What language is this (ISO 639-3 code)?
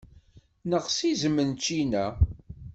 kab